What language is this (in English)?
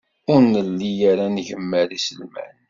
Kabyle